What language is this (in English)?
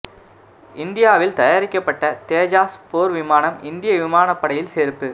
Tamil